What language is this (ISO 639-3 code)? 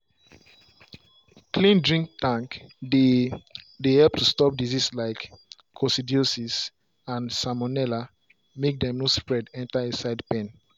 pcm